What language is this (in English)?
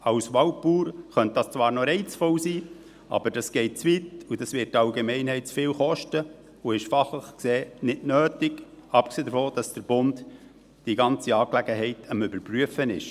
Swiss German